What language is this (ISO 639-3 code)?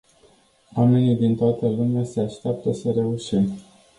ron